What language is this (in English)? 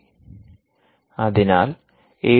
Malayalam